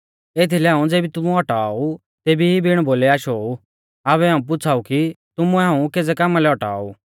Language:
Mahasu Pahari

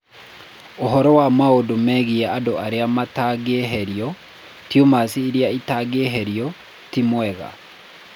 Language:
Kikuyu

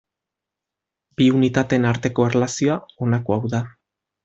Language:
Basque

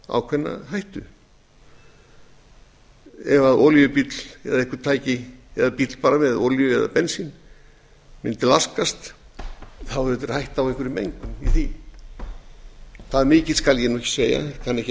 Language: Icelandic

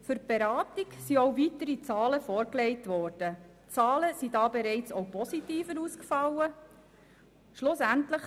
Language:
Swiss German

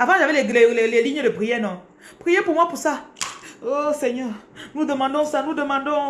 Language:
French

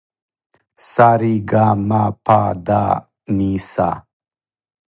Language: Serbian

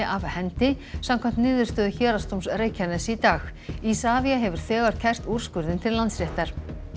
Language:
Icelandic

